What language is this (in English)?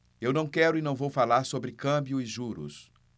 Portuguese